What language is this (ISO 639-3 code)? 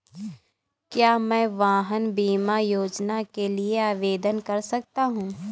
hin